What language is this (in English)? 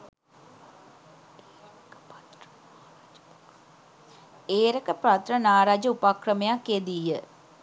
Sinhala